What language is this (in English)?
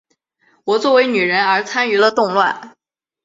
Chinese